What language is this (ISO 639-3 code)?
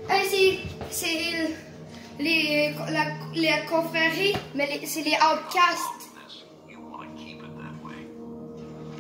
fra